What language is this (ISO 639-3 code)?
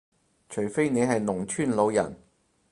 yue